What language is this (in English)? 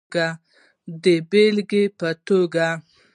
Pashto